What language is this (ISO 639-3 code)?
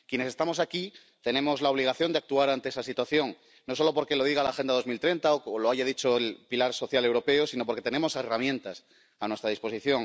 spa